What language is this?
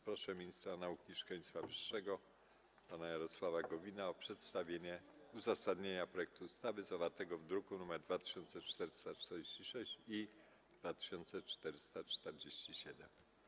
Polish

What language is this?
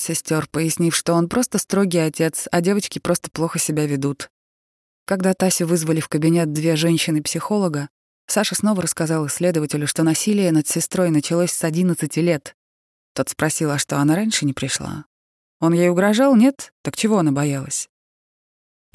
Russian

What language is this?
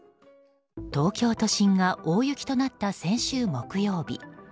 Japanese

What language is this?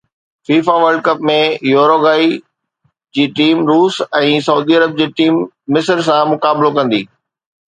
Sindhi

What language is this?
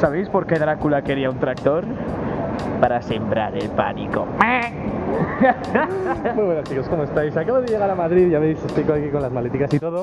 Spanish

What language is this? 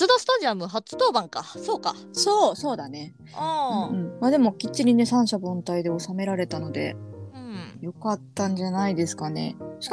Japanese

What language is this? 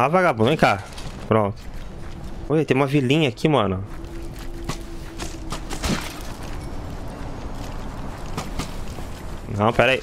Portuguese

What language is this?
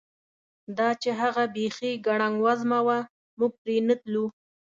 Pashto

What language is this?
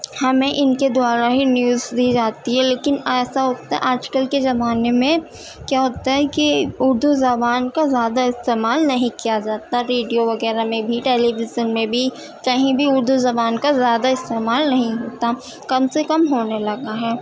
Urdu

